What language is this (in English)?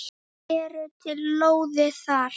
Icelandic